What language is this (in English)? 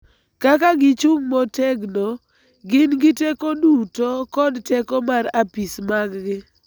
Luo (Kenya and Tanzania)